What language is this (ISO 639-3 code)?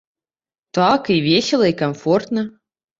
bel